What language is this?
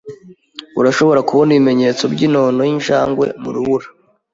Kinyarwanda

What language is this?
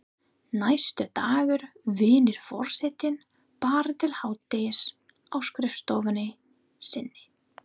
Icelandic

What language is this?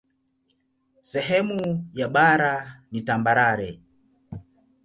Swahili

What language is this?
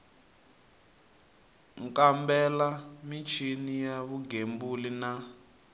Tsonga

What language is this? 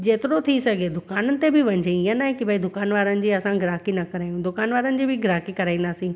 Sindhi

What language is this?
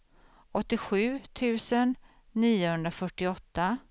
Swedish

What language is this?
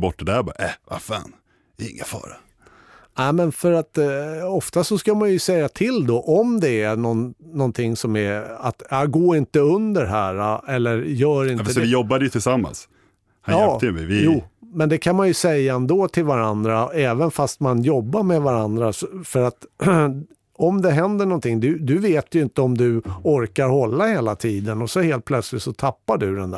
Swedish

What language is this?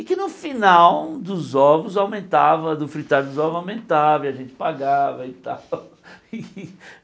Portuguese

